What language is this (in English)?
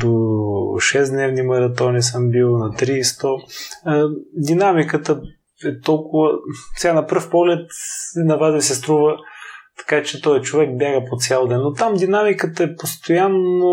Bulgarian